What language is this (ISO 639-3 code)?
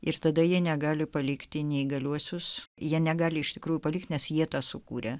lit